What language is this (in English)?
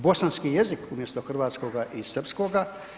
Croatian